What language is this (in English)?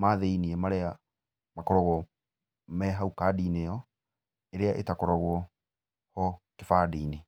Kikuyu